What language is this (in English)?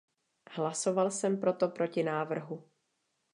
Czech